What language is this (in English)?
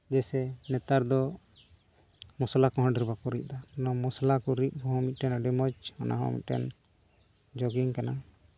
Santali